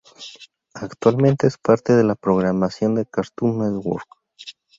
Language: Spanish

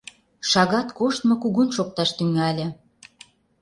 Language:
Mari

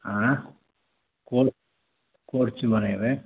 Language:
Maithili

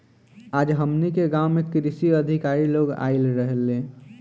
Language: Bhojpuri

